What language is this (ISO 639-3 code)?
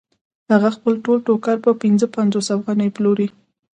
pus